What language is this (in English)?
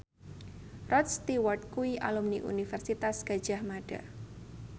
Javanese